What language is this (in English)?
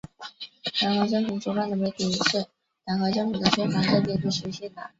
Chinese